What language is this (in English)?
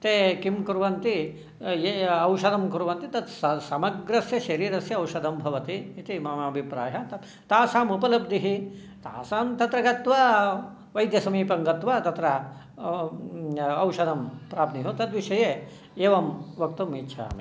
Sanskrit